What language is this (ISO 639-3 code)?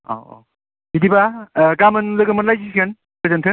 brx